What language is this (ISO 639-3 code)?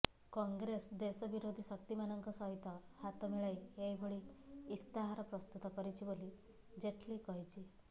ori